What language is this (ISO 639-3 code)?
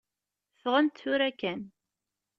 kab